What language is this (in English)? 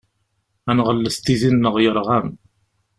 Kabyle